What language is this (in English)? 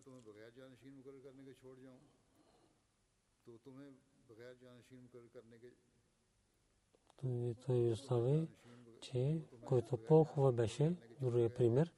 Bulgarian